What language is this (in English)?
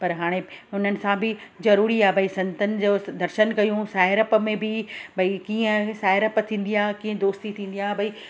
Sindhi